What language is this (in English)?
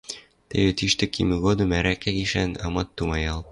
Western Mari